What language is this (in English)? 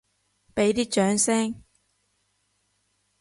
Cantonese